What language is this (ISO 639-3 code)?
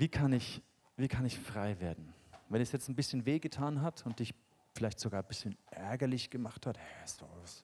deu